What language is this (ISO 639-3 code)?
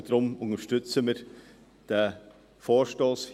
gsw